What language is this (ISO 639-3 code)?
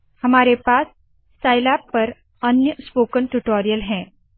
hin